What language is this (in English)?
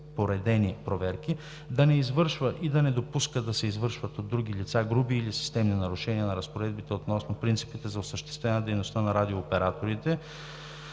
Bulgarian